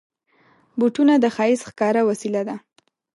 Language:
Pashto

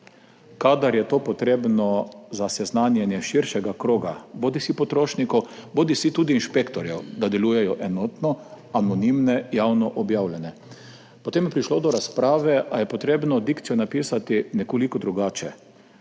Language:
Slovenian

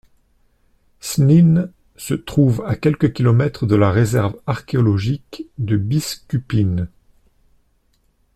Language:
French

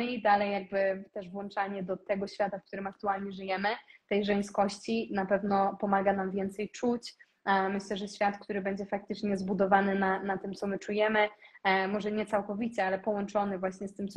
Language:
Polish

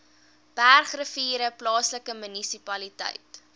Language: Afrikaans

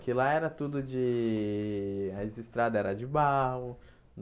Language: Portuguese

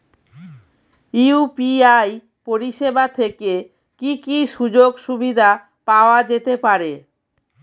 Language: Bangla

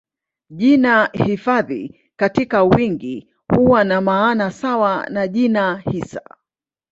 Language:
Swahili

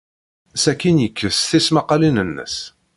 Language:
Kabyle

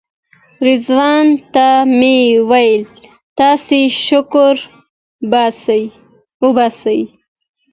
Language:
Pashto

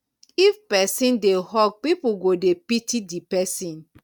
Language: Nigerian Pidgin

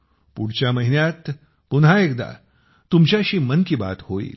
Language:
Marathi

